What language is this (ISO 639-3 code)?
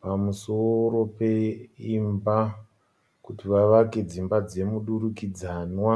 sna